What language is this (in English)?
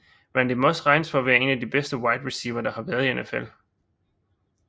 Danish